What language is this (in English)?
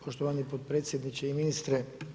Croatian